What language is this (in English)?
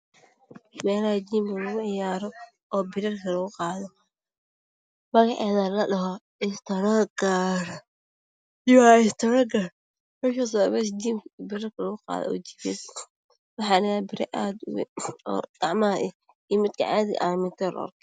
Somali